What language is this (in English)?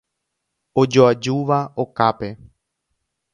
Guarani